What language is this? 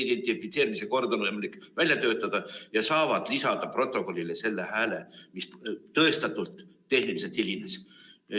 Estonian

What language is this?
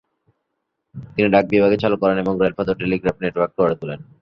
Bangla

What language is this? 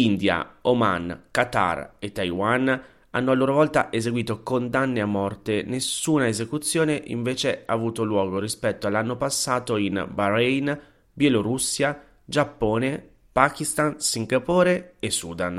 Italian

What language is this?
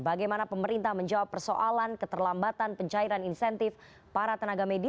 Indonesian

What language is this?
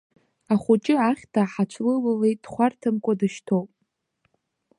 Abkhazian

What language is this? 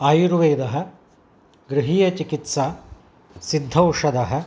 Sanskrit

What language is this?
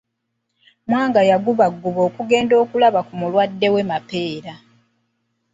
Ganda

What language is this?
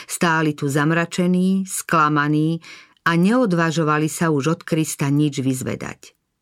Slovak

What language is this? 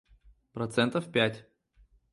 Russian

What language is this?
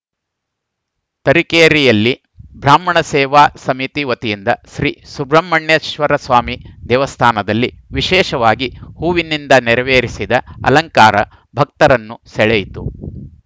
Kannada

